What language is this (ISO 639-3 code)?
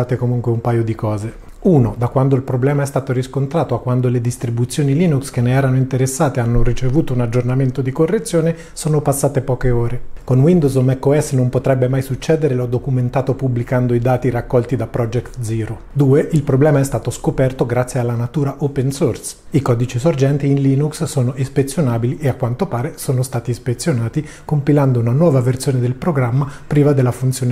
ita